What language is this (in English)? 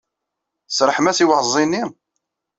Kabyle